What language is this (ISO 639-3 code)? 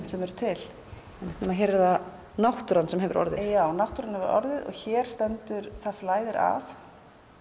isl